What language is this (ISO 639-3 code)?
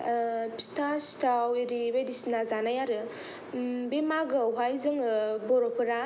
brx